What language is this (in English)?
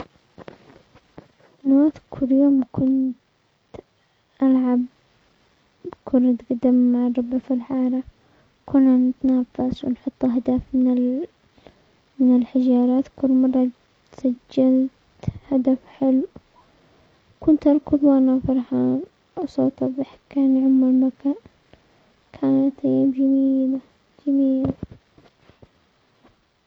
Omani Arabic